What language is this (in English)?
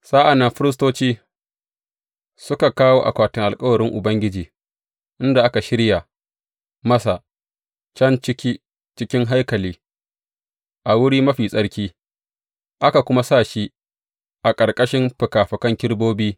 Hausa